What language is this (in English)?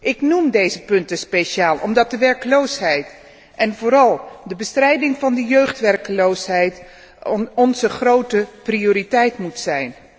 Dutch